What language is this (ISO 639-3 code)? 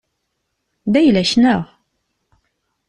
kab